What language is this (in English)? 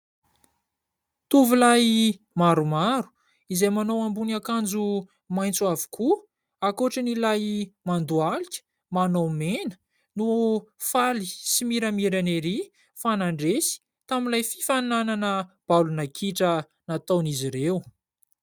Malagasy